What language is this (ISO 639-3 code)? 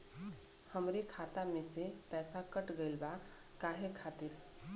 bho